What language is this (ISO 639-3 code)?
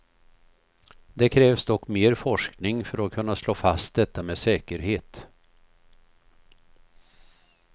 swe